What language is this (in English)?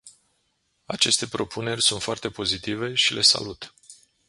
Romanian